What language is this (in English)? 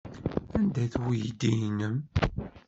Kabyle